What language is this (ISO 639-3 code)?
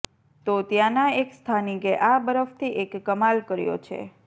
guj